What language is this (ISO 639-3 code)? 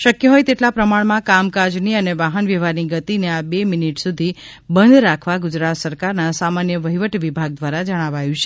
guj